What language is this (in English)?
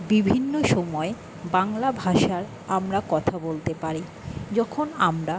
Bangla